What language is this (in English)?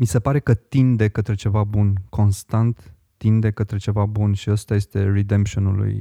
Romanian